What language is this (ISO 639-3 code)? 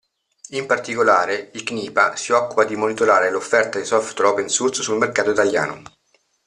ita